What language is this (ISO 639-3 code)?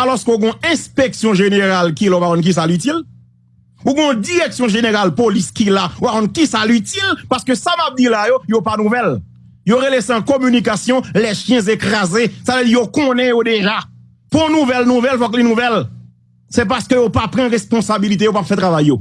fra